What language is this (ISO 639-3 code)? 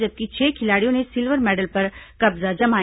hin